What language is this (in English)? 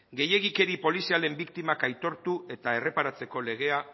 Basque